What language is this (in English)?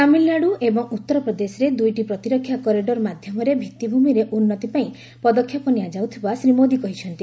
Odia